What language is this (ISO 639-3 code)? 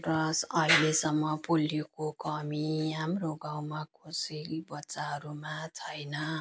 nep